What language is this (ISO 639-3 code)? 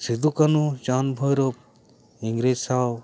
sat